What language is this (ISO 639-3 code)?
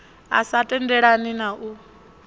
ven